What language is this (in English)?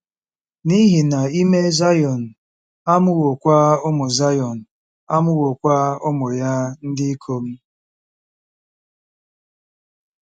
Igbo